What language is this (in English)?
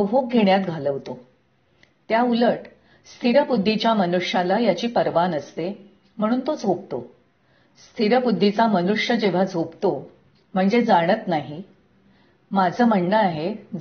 Marathi